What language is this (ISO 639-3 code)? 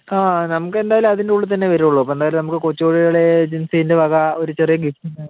mal